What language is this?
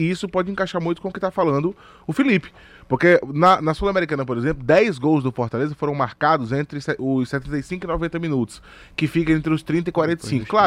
Portuguese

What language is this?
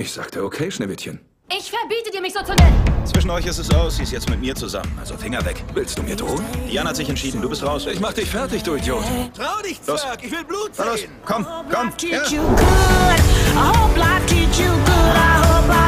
German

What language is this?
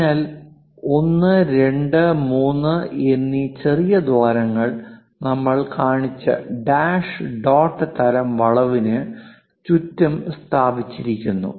Malayalam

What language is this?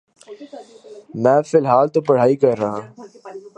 Urdu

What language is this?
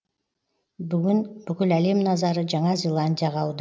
Kazakh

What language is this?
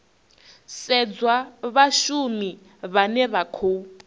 Venda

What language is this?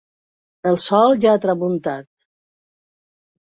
Catalan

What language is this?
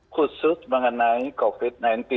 Indonesian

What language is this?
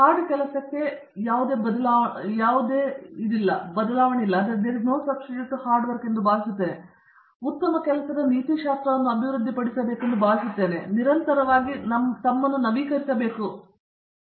Kannada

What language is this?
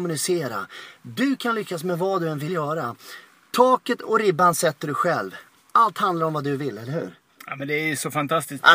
Swedish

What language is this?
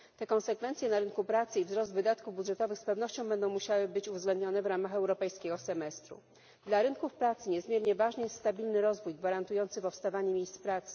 Polish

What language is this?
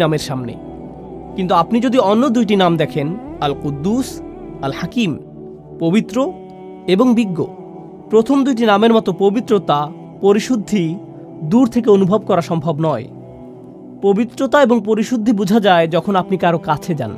Arabic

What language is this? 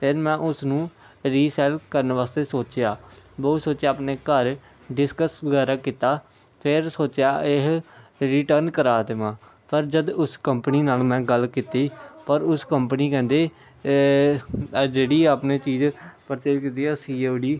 Punjabi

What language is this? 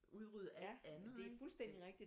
Danish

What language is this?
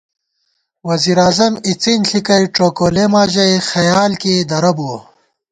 Gawar-Bati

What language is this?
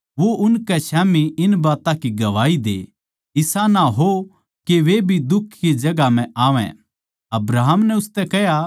Haryanvi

